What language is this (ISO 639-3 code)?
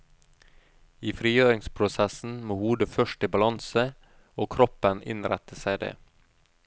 nor